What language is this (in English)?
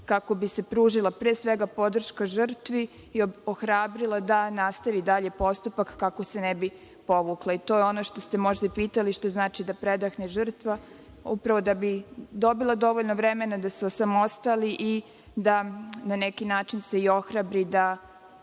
Serbian